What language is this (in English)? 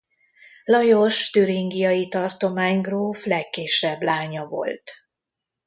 Hungarian